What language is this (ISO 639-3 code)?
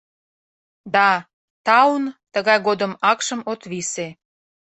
chm